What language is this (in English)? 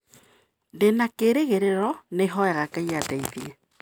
Kikuyu